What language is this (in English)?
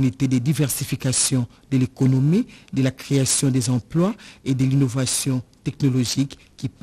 French